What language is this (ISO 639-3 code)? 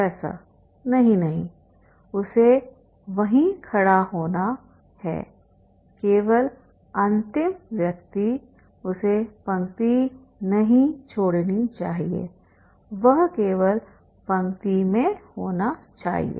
hin